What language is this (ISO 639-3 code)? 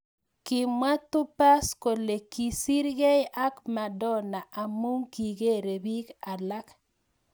kln